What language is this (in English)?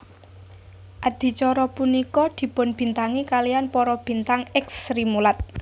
Javanese